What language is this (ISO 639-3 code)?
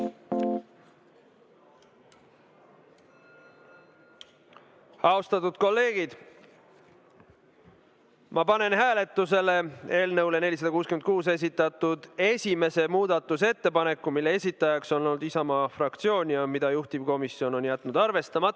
est